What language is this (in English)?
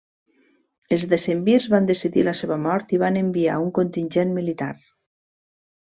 Catalan